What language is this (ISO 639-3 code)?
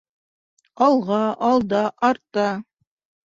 bak